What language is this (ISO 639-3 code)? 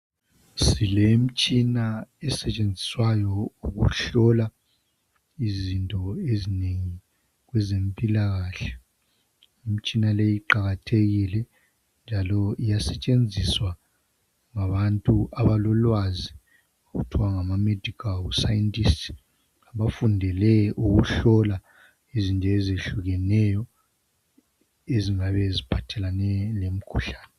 nde